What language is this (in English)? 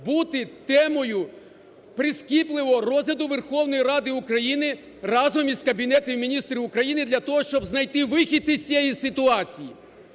Ukrainian